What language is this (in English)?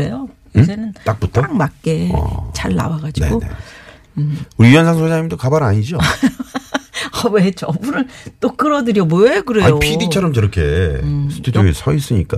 Korean